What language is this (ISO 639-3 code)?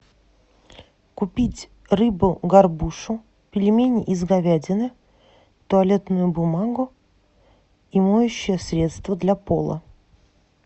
rus